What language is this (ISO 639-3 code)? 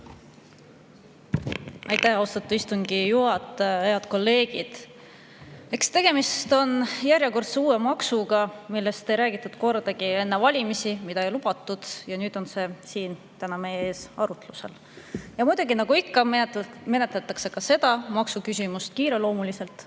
est